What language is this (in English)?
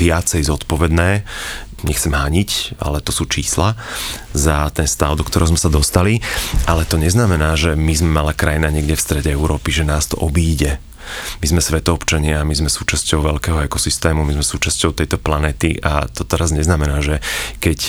Slovak